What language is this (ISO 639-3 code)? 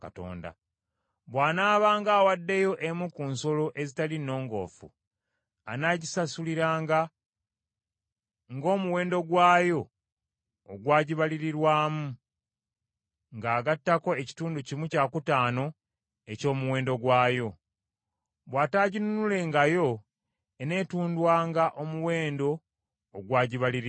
lug